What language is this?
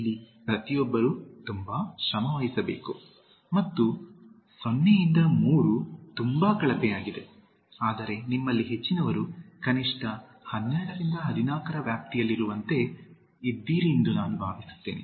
Kannada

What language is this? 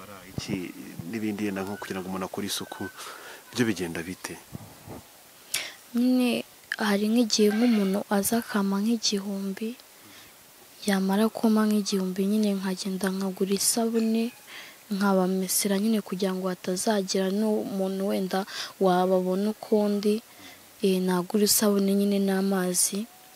Romanian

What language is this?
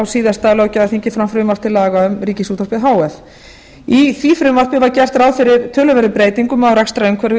Icelandic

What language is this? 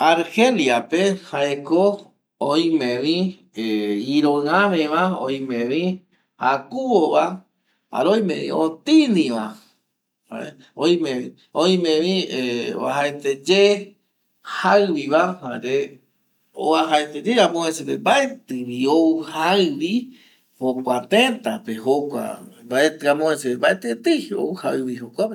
Eastern Bolivian Guaraní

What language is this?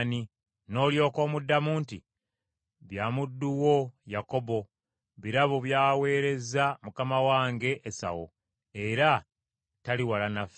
Ganda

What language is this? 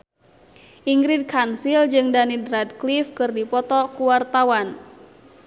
Sundanese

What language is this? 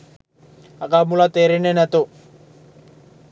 Sinhala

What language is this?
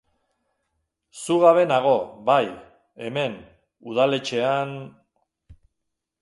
Basque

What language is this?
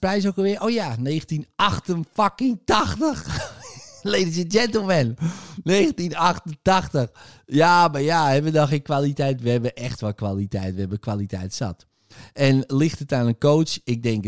Dutch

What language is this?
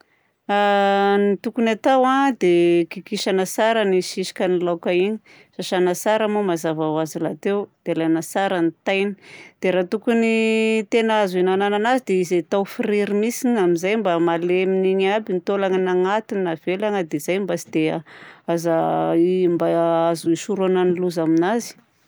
Southern Betsimisaraka Malagasy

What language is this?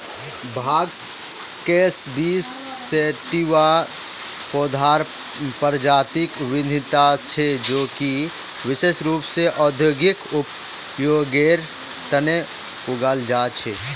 Magahi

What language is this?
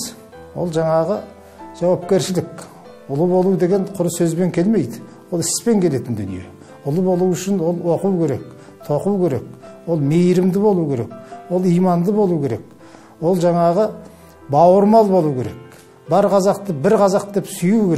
Turkish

